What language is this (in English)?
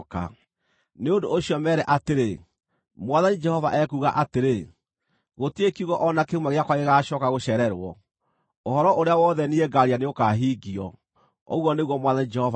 Kikuyu